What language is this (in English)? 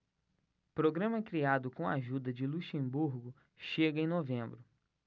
Portuguese